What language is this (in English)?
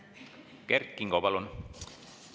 Estonian